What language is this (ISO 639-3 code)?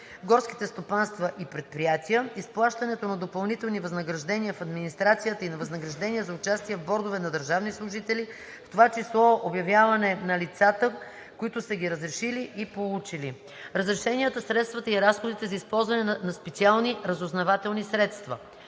bul